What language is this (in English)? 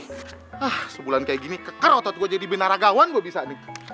Indonesian